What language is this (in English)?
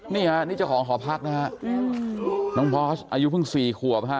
Thai